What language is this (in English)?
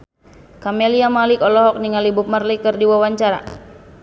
Sundanese